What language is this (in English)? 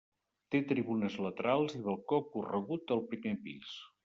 Catalan